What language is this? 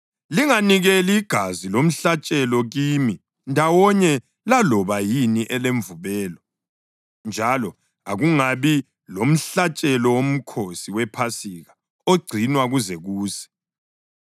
North Ndebele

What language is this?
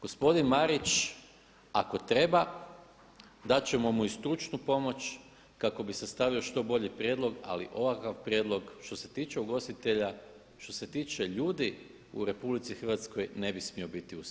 Croatian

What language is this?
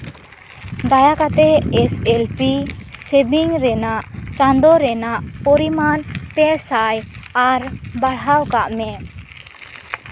Santali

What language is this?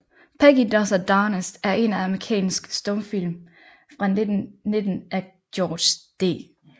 Danish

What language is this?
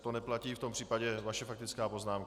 Czech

